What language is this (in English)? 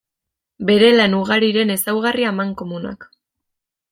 Basque